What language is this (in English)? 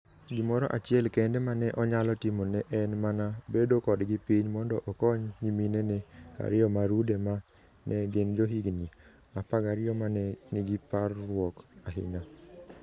Luo (Kenya and Tanzania)